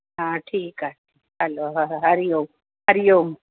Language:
Sindhi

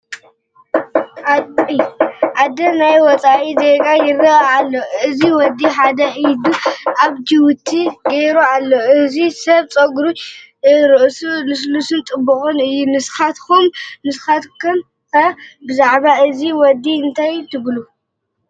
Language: Tigrinya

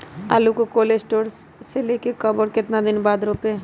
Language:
Magahi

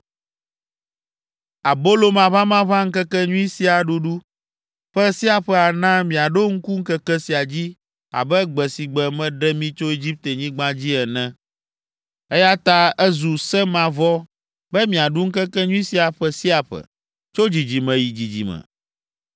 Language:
Ewe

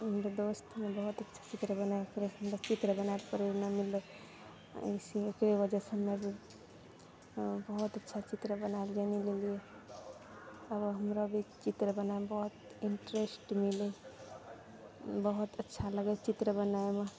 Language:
Maithili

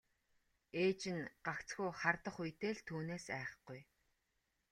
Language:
Mongolian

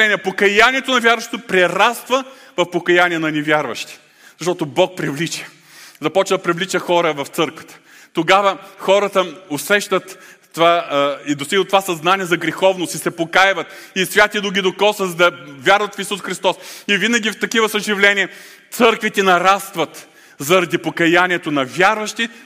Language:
Bulgarian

